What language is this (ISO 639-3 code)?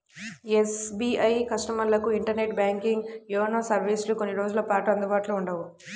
tel